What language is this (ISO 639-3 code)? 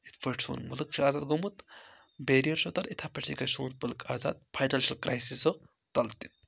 kas